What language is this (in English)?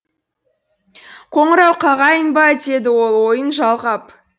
Kazakh